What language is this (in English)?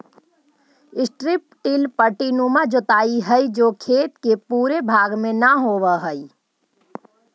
Magahi